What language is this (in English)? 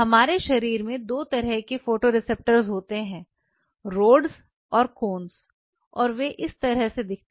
Hindi